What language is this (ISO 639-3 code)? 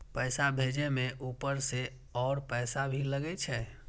mai